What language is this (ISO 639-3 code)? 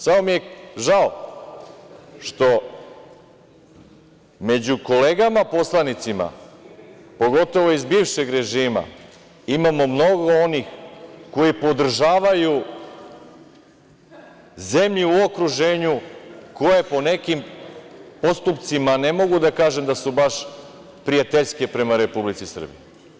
srp